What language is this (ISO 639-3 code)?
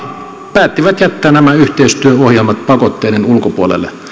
fin